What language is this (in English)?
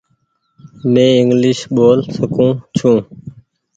Goaria